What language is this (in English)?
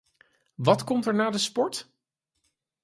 Dutch